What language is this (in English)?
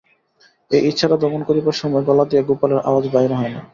Bangla